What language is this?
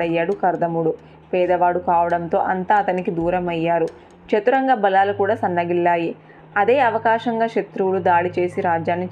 Telugu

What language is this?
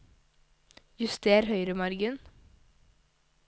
Norwegian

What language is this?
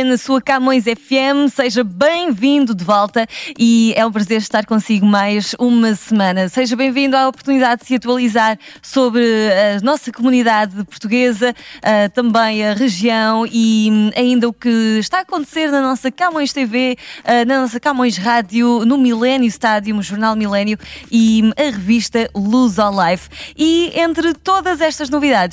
Portuguese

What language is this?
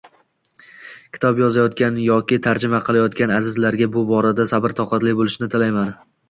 Uzbek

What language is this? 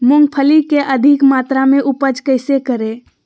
Magahi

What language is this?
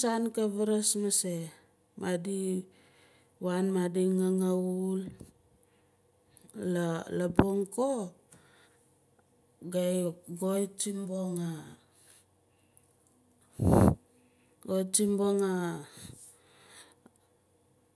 Nalik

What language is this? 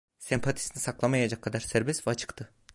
Turkish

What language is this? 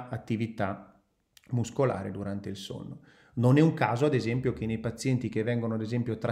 Italian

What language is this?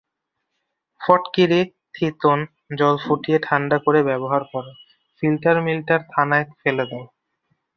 Bangla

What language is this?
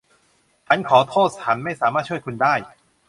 Thai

